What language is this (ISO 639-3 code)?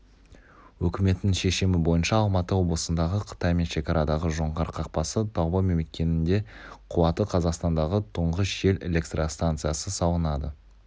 kaz